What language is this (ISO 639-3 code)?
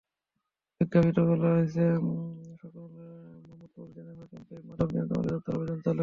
ben